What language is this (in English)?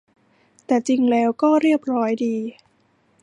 Thai